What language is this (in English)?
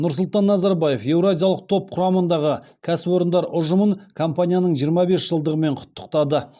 Kazakh